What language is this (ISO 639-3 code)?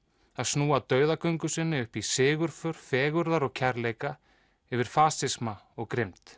isl